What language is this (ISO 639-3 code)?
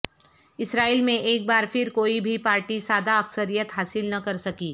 urd